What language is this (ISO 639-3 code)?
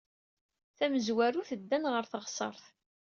kab